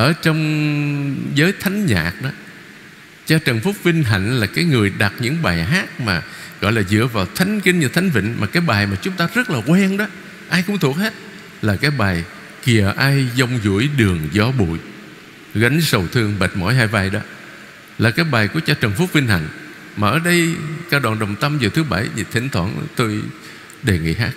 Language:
Vietnamese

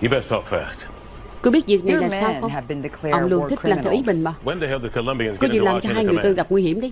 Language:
Vietnamese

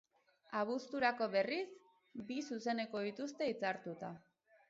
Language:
Basque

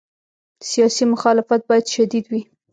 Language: Pashto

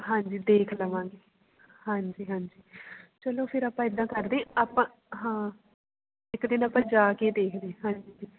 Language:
Punjabi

